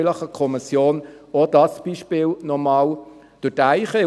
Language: Swiss German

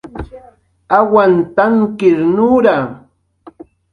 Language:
Jaqaru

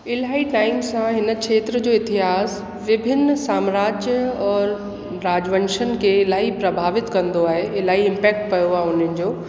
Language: Sindhi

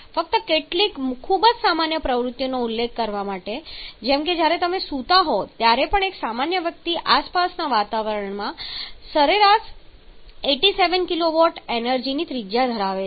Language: Gujarati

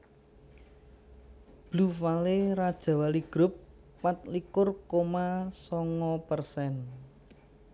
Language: Javanese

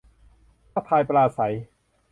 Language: Thai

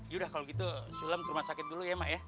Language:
Indonesian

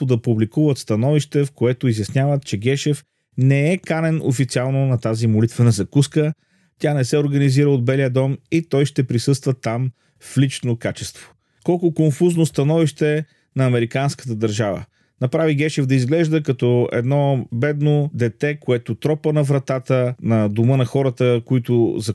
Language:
Bulgarian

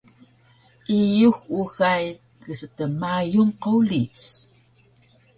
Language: Taroko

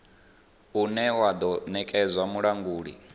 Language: Venda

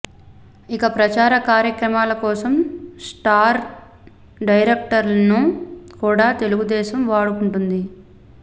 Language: Telugu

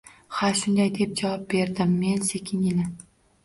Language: Uzbek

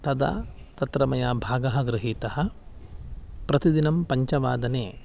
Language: Sanskrit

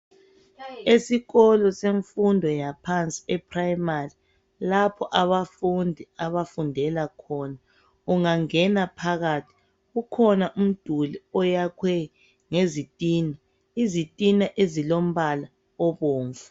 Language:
North Ndebele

